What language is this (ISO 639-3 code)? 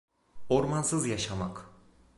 tur